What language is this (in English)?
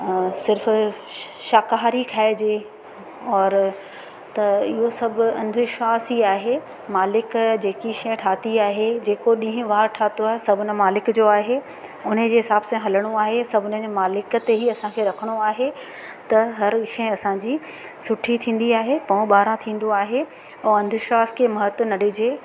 Sindhi